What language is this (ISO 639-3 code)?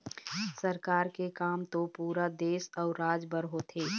hne